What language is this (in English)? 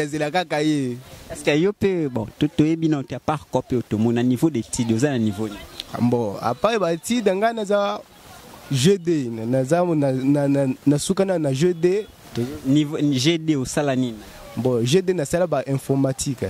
French